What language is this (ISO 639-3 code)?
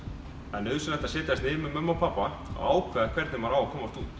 isl